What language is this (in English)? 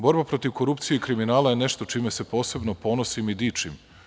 Serbian